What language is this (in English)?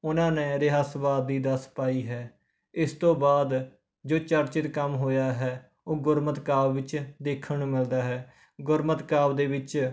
Punjabi